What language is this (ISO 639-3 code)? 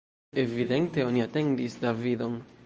epo